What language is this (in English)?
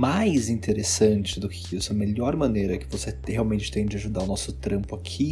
Portuguese